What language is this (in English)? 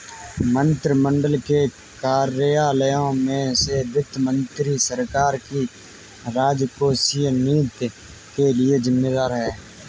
Hindi